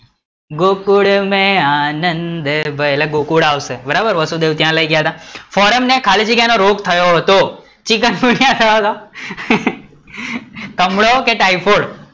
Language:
Gujarati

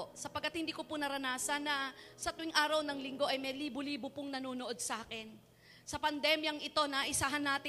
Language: Filipino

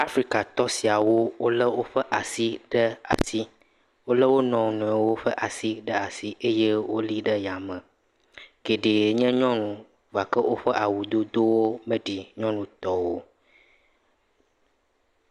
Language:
Ewe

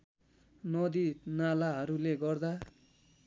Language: Nepali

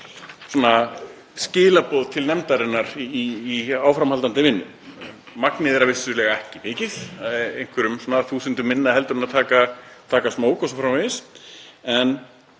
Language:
Icelandic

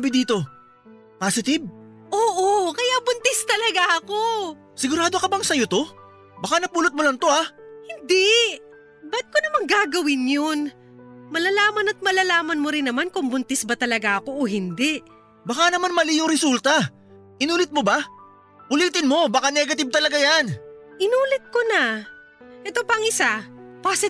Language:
Filipino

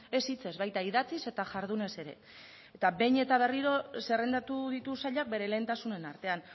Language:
Basque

